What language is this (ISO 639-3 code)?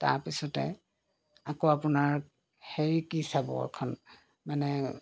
asm